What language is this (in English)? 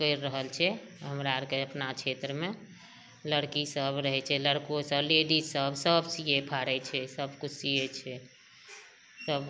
Maithili